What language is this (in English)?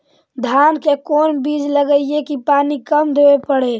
Magahi